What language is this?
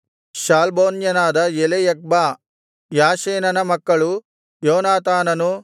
Kannada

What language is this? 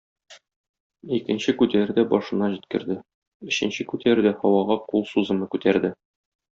Tatar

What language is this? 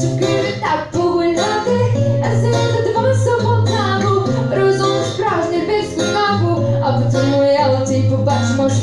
Russian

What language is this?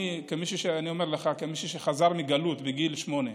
Hebrew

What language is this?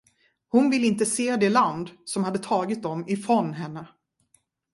Swedish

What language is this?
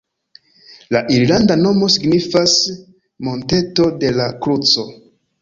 Esperanto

